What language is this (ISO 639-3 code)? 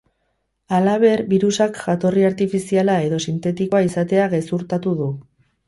eus